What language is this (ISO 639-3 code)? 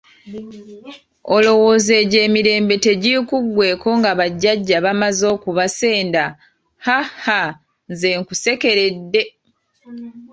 lug